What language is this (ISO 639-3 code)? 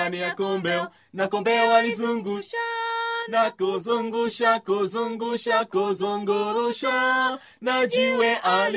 swa